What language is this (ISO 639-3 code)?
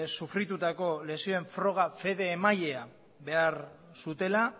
eus